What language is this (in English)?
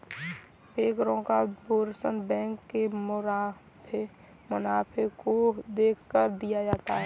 Hindi